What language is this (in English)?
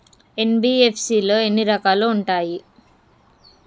Telugu